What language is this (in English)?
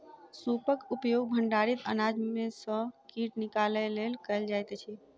Maithili